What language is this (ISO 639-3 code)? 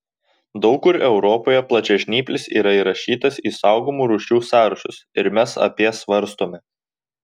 lit